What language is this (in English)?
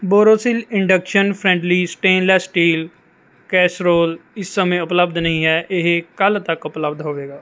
Punjabi